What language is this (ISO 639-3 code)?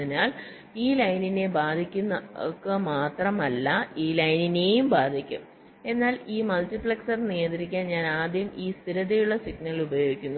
mal